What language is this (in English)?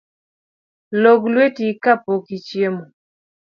Luo (Kenya and Tanzania)